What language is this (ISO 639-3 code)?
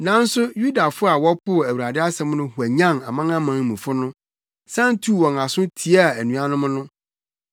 aka